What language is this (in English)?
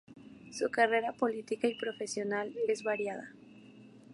Spanish